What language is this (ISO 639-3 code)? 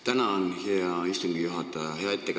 est